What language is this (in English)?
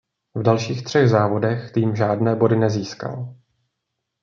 Czech